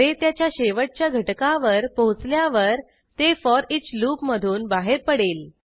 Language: Marathi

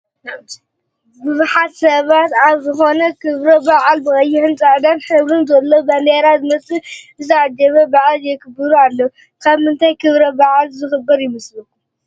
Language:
Tigrinya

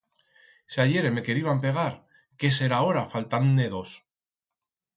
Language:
Aragonese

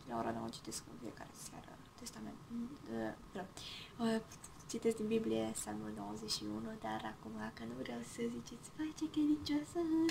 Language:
Romanian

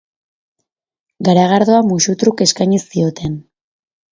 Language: Basque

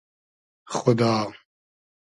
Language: Hazaragi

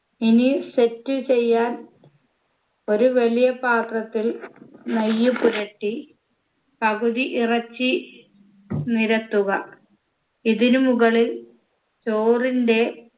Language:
Malayalam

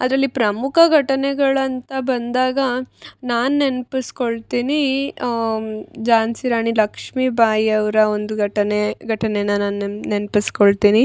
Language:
Kannada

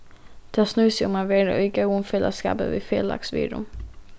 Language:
Faroese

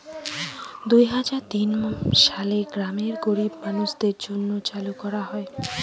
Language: Bangla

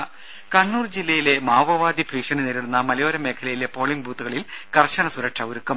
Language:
Malayalam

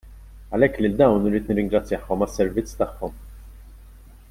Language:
Maltese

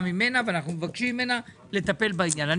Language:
Hebrew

